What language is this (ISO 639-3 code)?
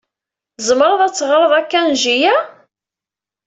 kab